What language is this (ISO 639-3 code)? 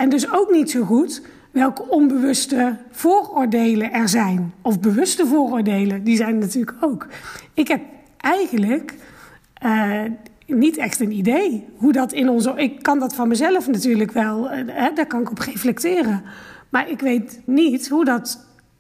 nld